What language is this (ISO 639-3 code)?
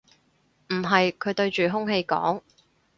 yue